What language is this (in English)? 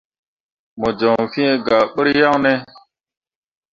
Mundang